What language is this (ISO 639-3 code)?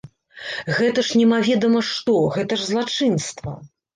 bel